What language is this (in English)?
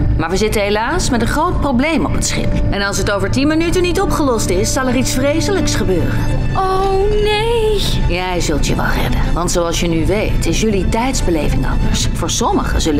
Dutch